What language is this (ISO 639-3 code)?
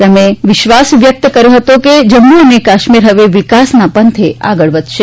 guj